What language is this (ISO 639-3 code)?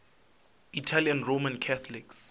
nso